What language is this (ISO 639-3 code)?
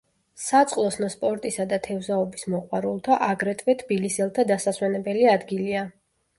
kat